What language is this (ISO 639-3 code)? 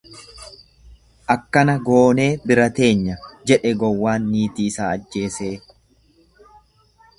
orm